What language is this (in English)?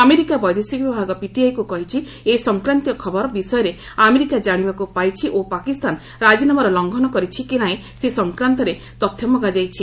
Odia